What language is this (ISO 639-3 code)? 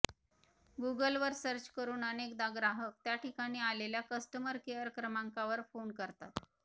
mar